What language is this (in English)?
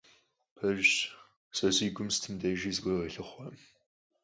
Kabardian